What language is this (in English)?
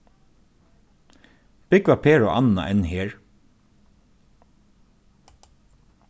Faroese